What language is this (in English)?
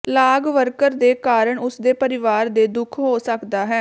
Punjabi